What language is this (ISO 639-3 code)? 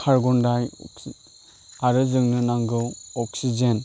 brx